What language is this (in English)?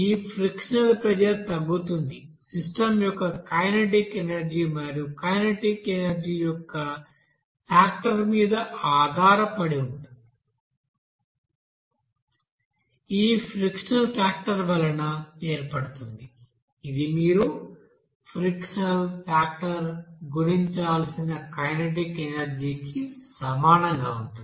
Telugu